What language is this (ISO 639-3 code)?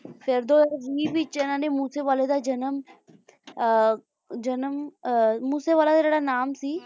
pan